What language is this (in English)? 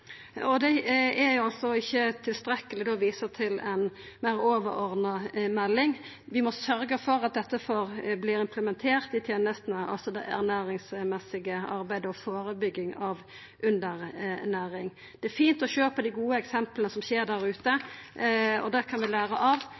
Norwegian Nynorsk